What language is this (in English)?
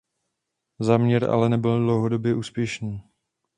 Czech